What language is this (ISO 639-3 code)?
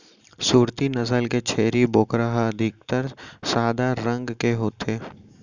hne